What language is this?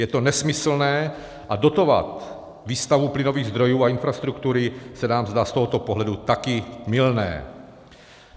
Czech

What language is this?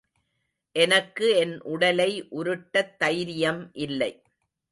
Tamil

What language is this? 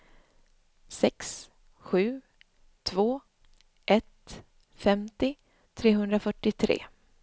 Swedish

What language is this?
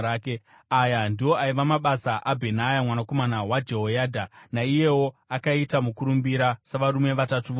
Shona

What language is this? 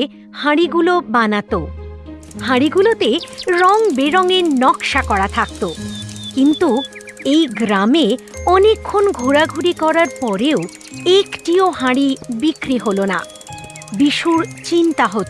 Bangla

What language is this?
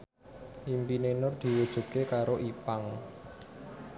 Javanese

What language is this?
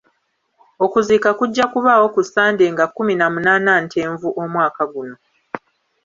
Ganda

